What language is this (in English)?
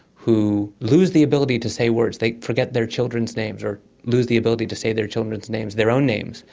English